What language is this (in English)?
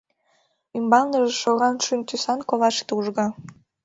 Mari